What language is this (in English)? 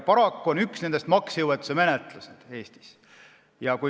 Estonian